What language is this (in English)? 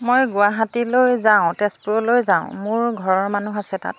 Assamese